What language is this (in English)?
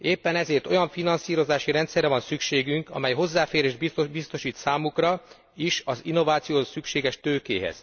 Hungarian